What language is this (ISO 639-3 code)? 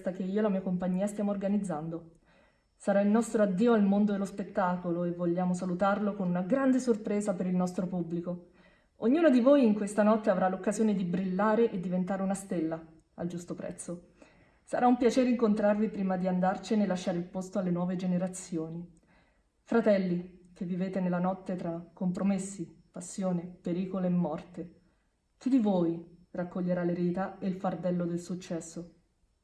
ita